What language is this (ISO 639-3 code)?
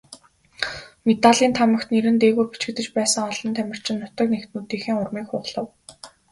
mon